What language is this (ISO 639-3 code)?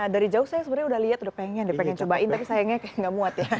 ind